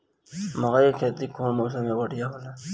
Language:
Bhojpuri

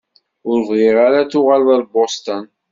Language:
Kabyle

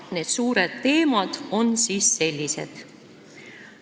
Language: Estonian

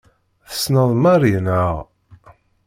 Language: Kabyle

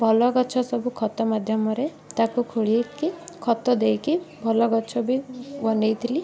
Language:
Odia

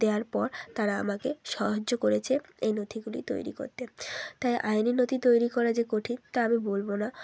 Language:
Bangla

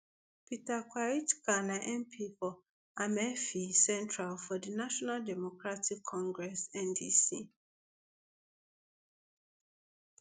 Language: Nigerian Pidgin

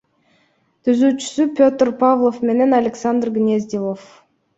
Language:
Kyrgyz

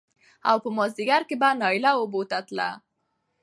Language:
Pashto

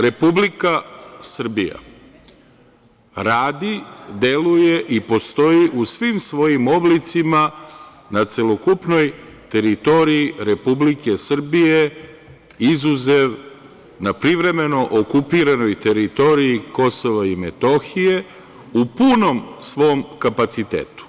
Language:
Serbian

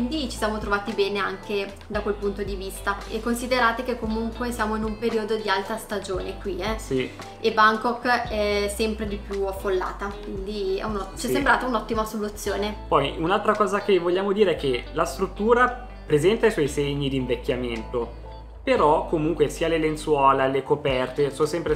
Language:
Italian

